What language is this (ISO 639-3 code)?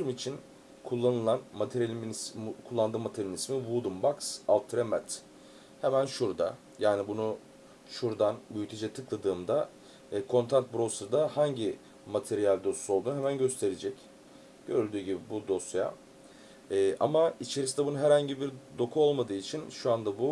tur